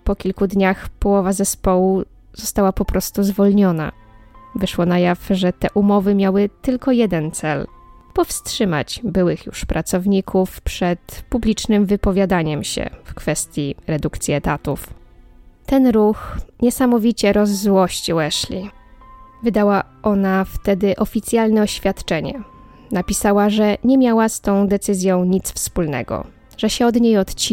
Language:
Polish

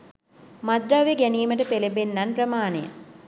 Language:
Sinhala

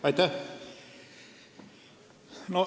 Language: Estonian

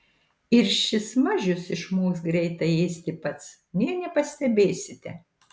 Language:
Lithuanian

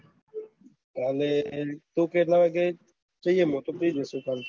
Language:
Gujarati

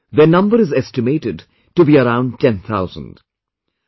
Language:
English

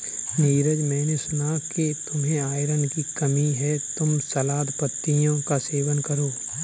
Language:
Hindi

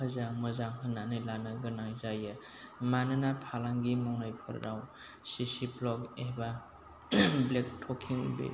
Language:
Bodo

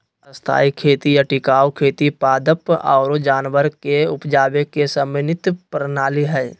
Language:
Magahi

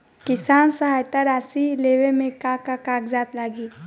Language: Bhojpuri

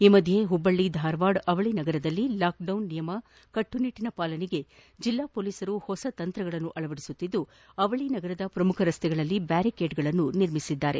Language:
Kannada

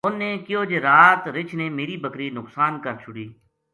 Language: Gujari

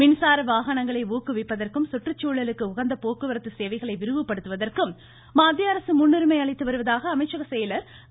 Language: Tamil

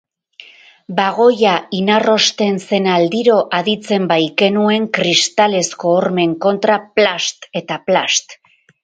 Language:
Basque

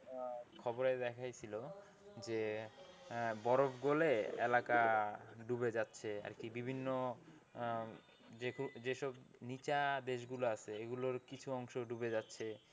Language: Bangla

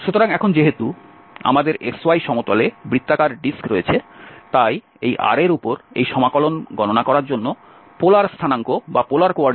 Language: Bangla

